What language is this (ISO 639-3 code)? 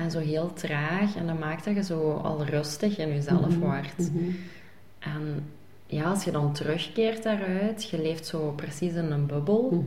nld